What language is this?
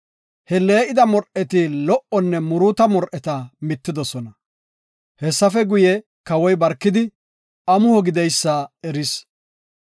Gofa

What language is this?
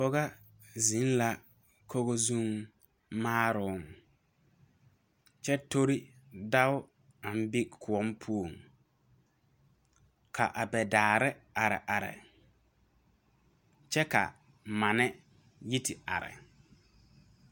Southern Dagaare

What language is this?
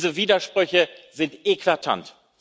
German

